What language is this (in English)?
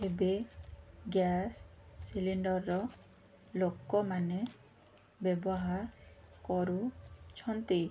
Odia